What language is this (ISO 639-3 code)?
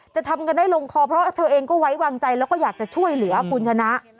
tha